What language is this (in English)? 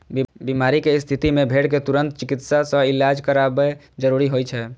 Maithili